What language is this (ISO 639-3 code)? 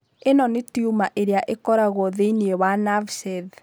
kik